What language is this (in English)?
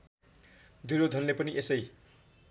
Nepali